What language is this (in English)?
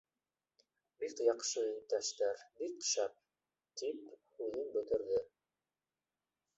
Bashkir